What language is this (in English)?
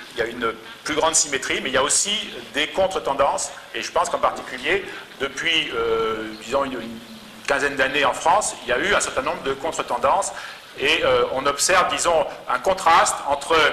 French